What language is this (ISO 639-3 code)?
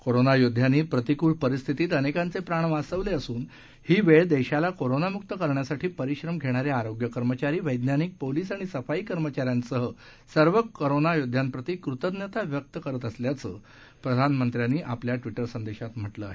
mar